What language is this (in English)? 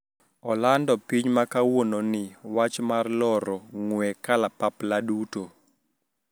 Luo (Kenya and Tanzania)